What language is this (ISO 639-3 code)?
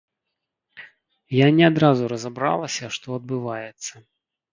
bel